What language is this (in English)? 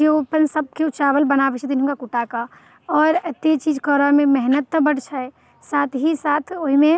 Maithili